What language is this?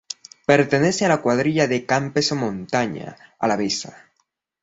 Spanish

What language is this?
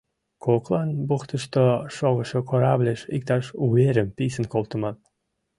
Mari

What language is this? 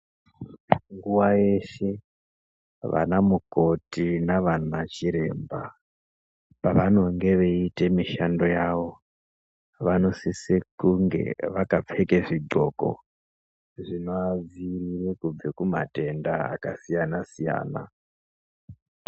Ndau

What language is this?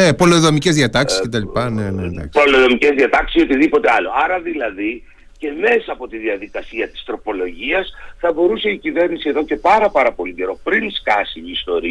Greek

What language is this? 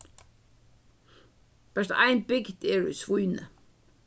Faroese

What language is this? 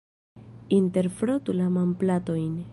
Esperanto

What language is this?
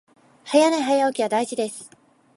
Japanese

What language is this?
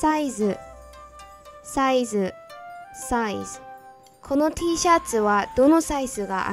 Japanese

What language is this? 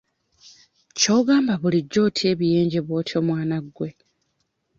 Ganda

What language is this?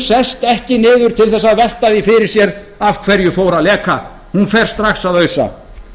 Icelandic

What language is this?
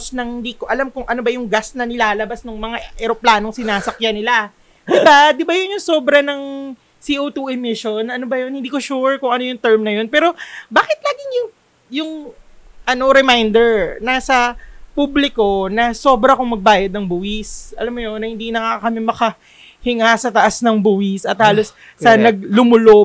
Filipino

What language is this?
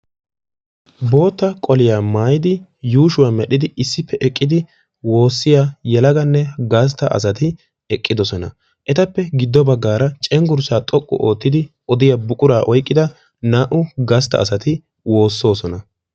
Wolaytta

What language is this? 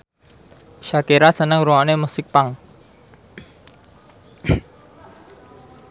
Javanese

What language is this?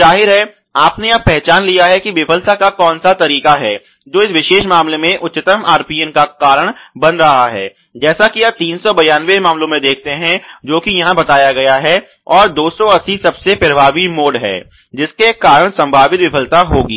Hindi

